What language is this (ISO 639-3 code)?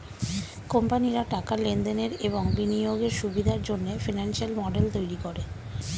ben